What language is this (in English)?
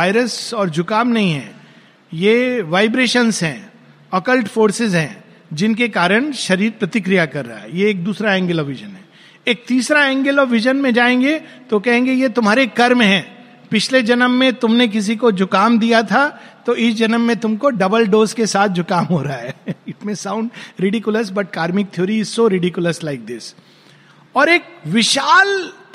Hindi